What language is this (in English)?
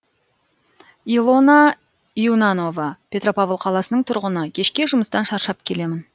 Kazakh